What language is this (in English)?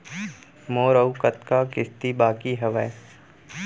Chhattisgarhi